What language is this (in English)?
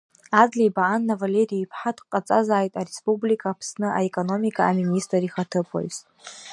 Abkhazian